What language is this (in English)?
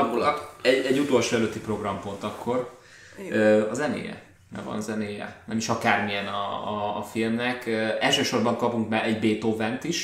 Hungarian